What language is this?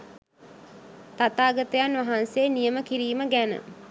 Sinhala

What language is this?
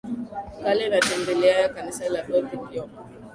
Swahili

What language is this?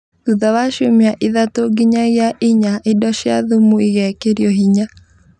Kikuyu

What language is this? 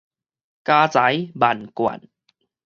Min Nan Chinese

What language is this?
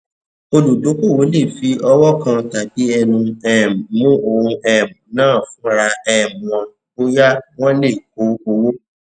Yoruba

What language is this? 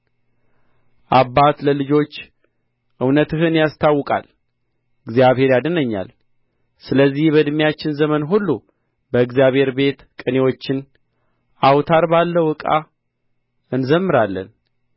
Amharic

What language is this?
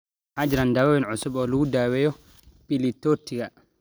Somali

